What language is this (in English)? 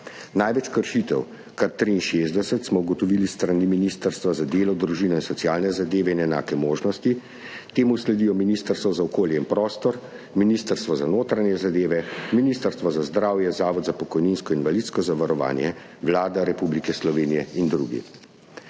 Slovenian